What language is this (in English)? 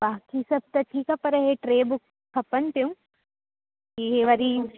Sindhi